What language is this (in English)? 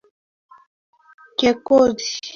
Swahili